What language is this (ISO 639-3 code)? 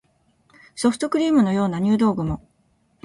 jpn